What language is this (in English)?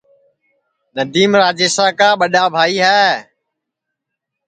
Sansi